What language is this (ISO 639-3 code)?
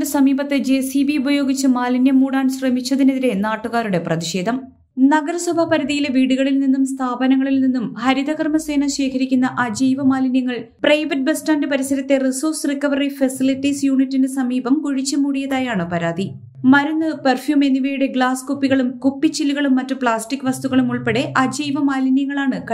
mal